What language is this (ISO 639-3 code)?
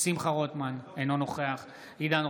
heb